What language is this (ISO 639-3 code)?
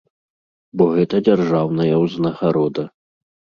bel